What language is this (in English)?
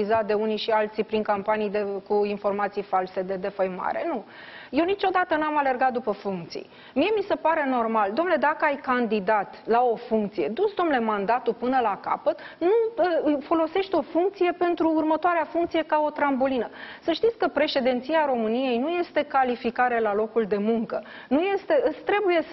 Romanian